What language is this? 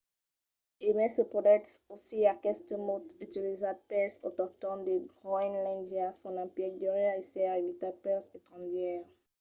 Occitan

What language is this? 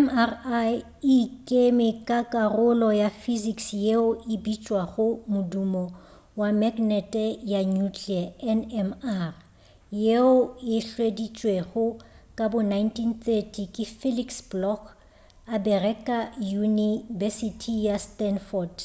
Northern Sotho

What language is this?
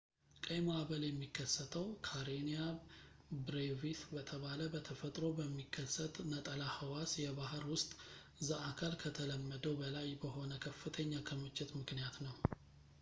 Amharic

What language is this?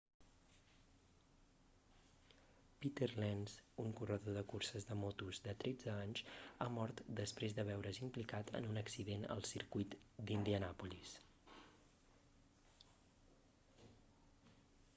Catalan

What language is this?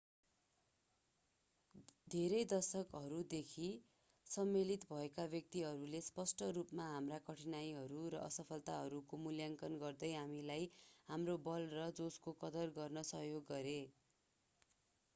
Nepali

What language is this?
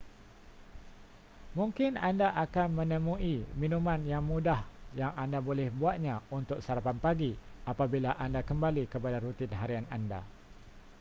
Malay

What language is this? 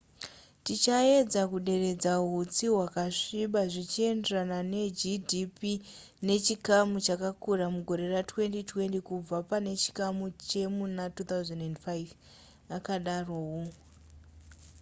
Shona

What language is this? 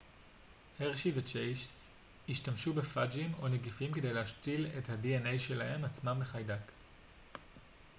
Hebrew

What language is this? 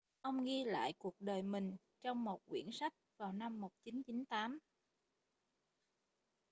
Vietnamese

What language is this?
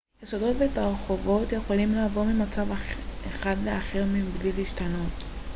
Hebrew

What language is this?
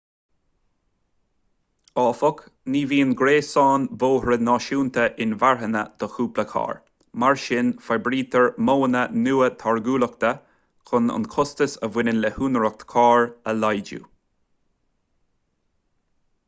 Irish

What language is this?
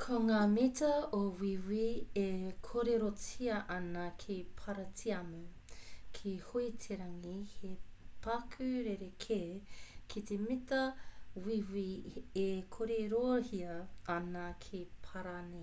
Māori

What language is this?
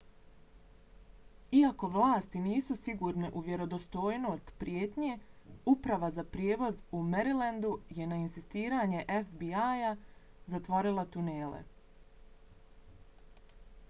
Bosnian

